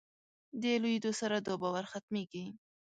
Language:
Pashto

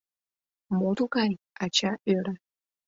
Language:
Mari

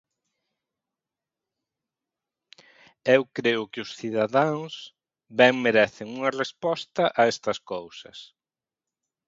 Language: Galician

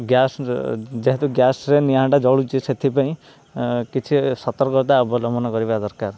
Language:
Odia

